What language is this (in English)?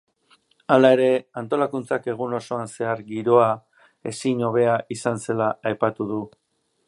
Basque